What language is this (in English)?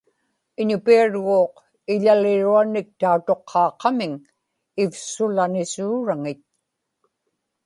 Inupiaq